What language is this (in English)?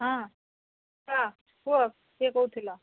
Odia